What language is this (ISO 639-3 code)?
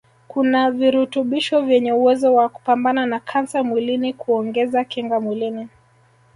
swa